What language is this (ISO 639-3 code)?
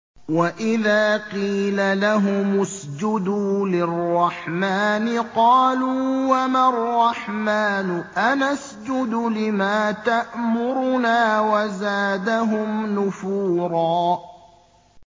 ara